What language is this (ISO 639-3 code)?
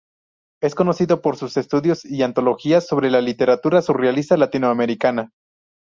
spa